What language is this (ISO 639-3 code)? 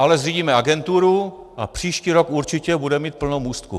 ces